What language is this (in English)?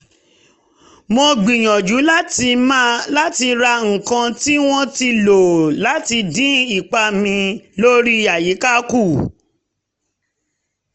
Yoruba